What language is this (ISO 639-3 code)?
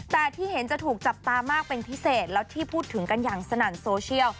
tha